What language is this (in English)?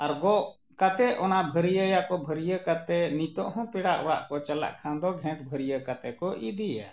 Santali